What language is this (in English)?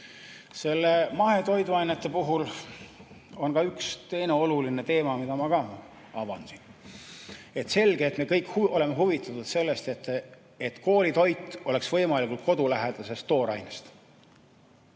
Estonian